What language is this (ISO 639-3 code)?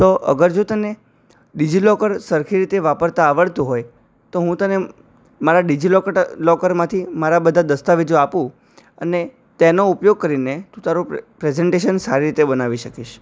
guj